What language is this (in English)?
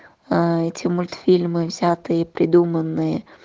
Russian